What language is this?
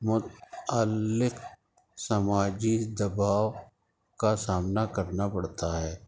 Urdu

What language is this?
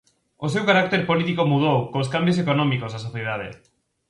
Galician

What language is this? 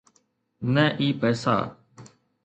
Sindhi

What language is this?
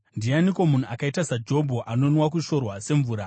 Shona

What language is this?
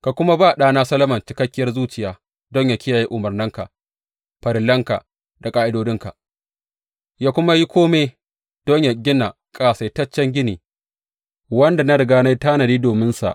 Hausa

